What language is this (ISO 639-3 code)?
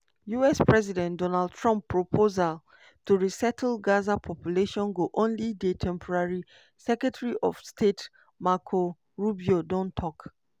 pcm